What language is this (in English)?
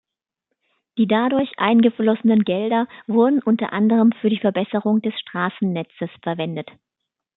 German